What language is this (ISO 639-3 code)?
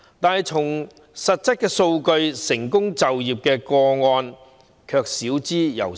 yue